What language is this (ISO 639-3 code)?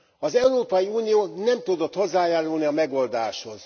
hun